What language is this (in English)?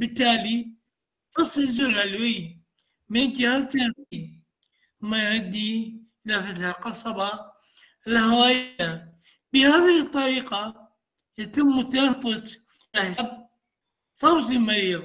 Arabic